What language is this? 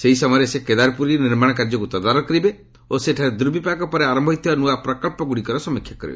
Odia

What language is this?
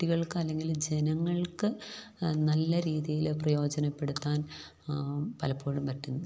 Malayalam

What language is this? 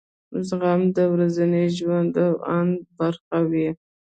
Pashto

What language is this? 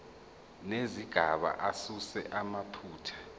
Zulu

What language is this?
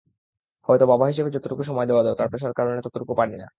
Bangla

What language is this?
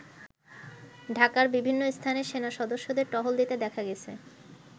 Bangla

